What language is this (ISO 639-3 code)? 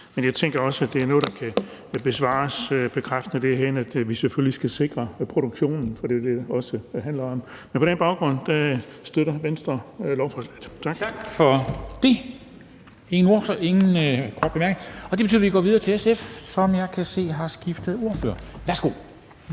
dan